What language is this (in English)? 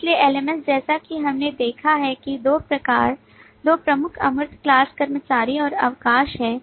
Hindi